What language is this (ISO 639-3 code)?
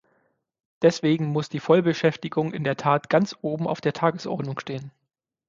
deu